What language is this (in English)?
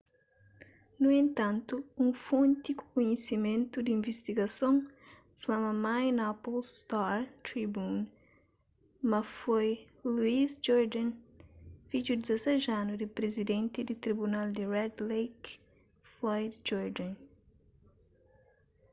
Kabuverdianu